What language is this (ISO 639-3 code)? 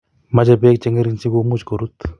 kln